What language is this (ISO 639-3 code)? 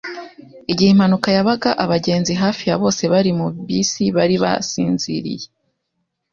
kin